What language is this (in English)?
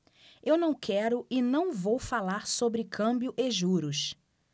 Portuguese